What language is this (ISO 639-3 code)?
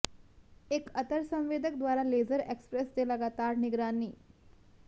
pan